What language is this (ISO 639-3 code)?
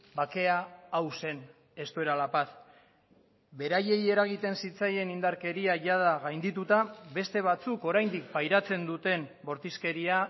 eus